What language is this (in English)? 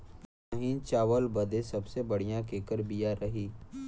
Bhojpuri